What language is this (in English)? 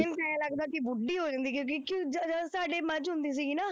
Punjabi